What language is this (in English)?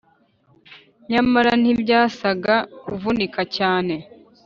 Kinyarwanda